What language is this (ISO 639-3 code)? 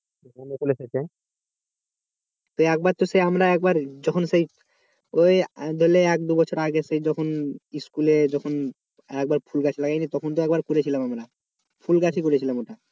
ben